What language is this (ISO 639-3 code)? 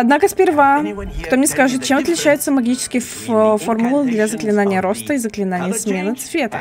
rus